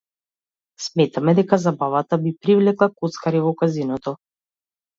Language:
Macedonian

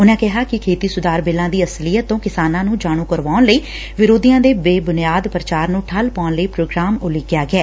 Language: Punjabi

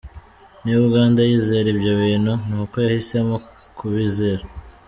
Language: Kinyarwanda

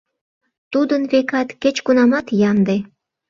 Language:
Mari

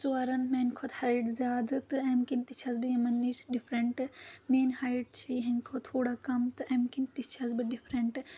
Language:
Kashmiri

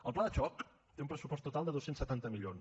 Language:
Catalan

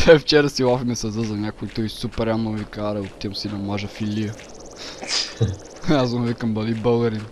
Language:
Bulgarian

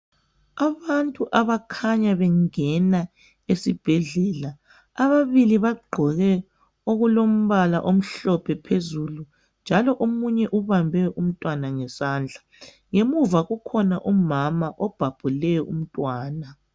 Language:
North Ndebele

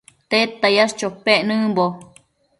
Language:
Matsés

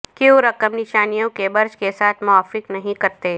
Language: Urdu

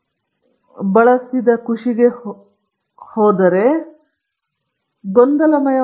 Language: Kannada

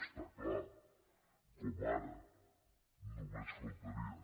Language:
Catalan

